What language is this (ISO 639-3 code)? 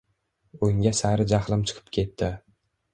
uzb